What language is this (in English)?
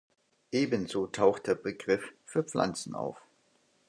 German